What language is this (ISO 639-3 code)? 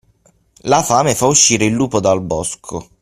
ita